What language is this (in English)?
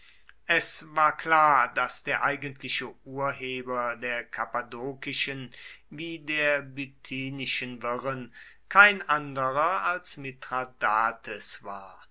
German